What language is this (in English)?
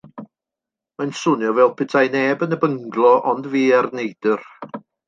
Welsh